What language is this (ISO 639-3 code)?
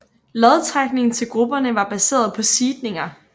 dan